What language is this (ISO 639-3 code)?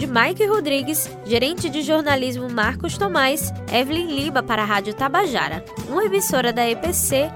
por